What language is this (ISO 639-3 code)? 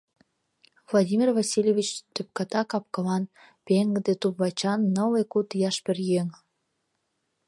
chm